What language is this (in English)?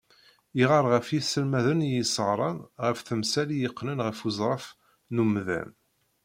Kabyle